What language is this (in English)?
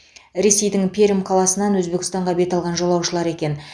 Kazakh